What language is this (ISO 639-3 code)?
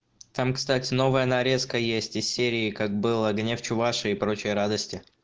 rus